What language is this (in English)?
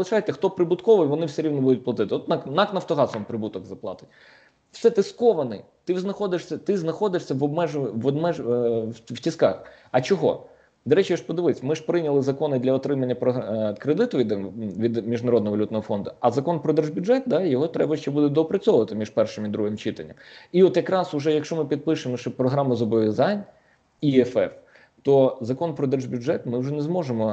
Ukrainian